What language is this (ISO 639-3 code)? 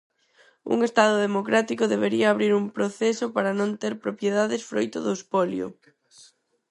glg